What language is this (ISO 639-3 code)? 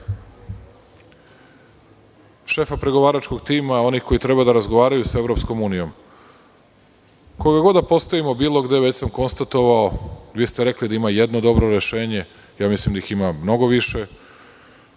srp